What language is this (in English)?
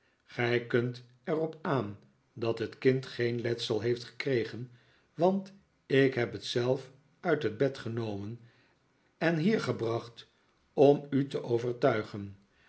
Dutch